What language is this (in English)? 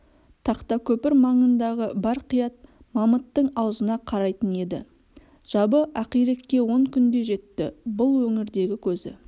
Kazakh